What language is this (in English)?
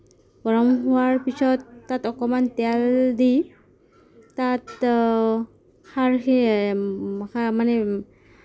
Assamese